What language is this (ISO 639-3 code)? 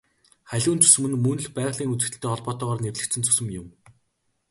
mon